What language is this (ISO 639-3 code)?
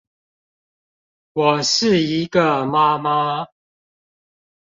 zho